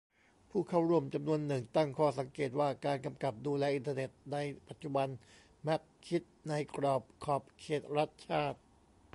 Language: Thai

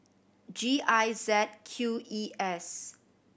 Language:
English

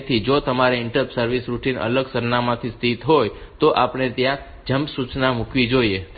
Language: Gujarati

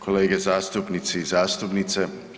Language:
Croatian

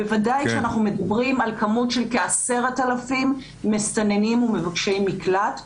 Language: Hebrew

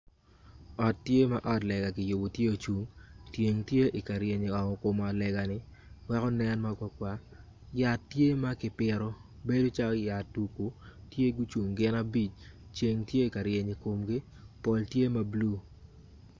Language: Acoli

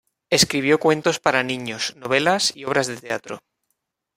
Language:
Spanish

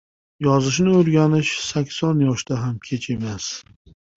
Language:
Uzbek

